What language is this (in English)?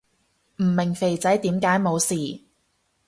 Cantonese